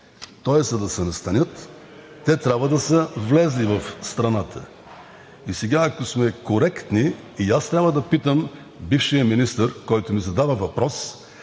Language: Bulgarian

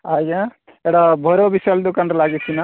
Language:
Odia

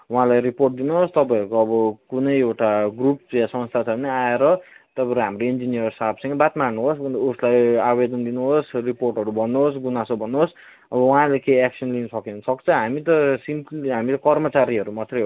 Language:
Nepali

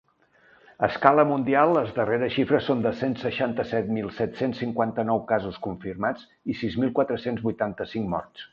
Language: Catalan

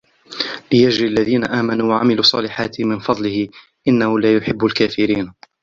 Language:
Arabic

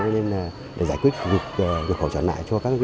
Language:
Vietnamese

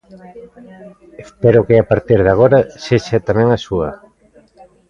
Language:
Galician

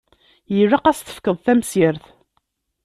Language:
Kabyle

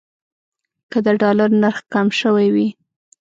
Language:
Pashto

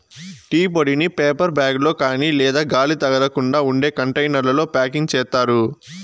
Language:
Telugu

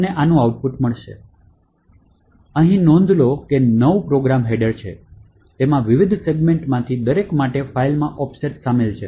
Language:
Gujarati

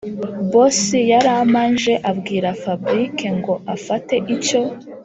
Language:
Kinyarwanda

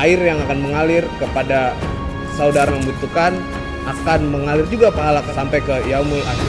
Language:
Indonesian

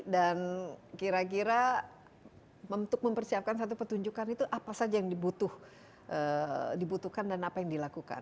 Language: Indonesian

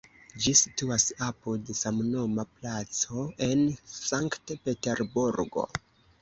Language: Esperanto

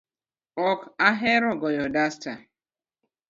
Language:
Luo (Kenya and Tanzania)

